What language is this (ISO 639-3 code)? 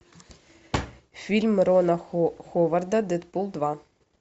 rus